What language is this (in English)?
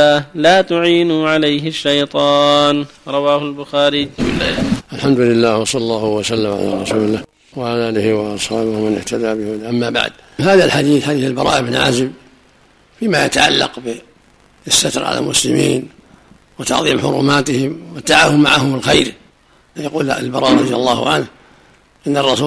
Arabic